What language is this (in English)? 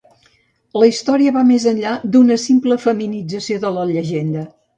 Catalan